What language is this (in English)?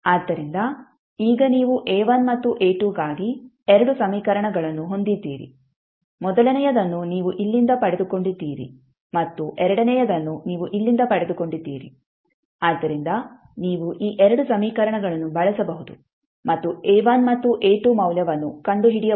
Kannada